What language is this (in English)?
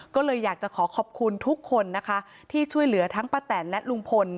Thai